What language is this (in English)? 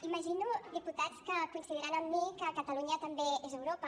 Catalan